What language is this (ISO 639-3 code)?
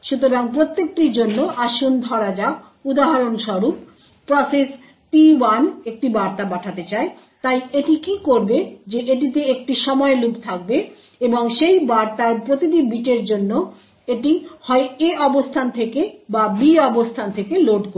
ben